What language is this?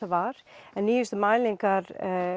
Icelandic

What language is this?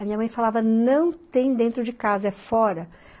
Portuguese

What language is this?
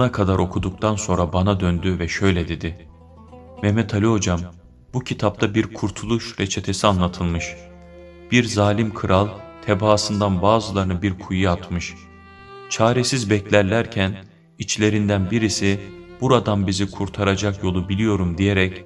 Turkish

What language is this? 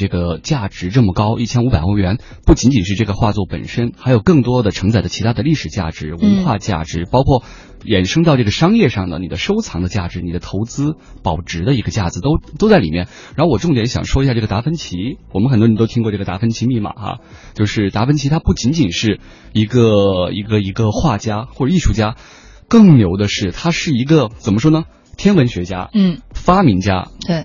Chinese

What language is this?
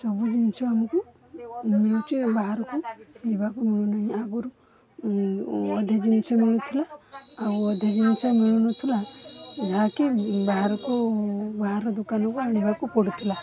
Odia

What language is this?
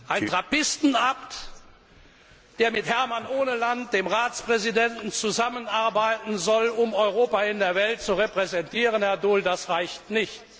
German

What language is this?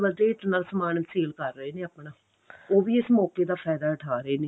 Punjabi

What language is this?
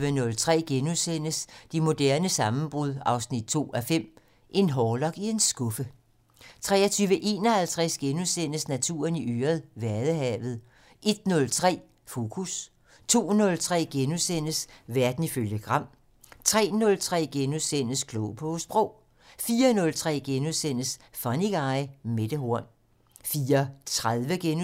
Danish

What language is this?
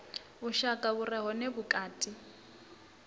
Venda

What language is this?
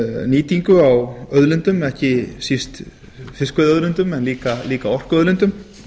Icelandic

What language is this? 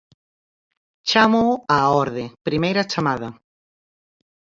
Galician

